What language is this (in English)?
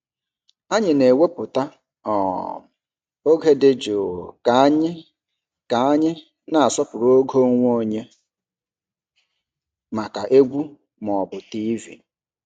Igbo